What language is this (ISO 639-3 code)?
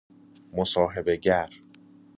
fas